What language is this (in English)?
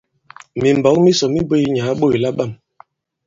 Bankon